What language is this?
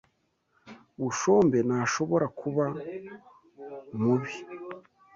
Kinyarwanda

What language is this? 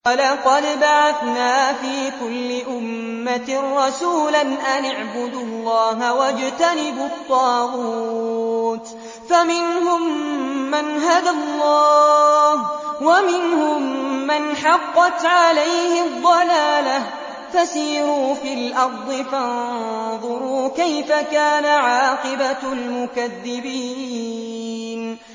Arabic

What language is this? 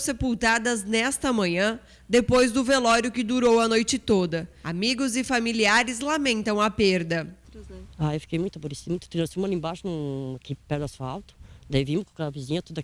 Portuguese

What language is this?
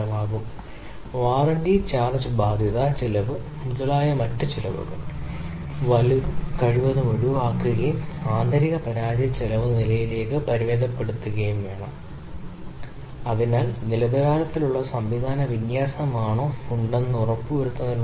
Malayalam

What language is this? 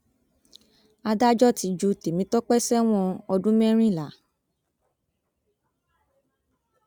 Yoruba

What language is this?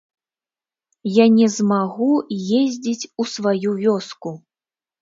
Belarusian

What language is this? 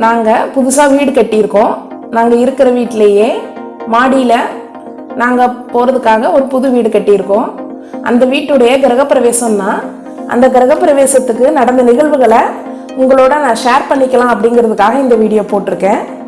Tamil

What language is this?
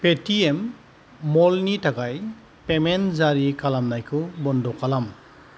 Bodo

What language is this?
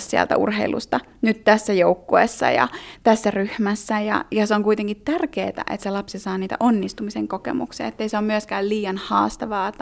Finnish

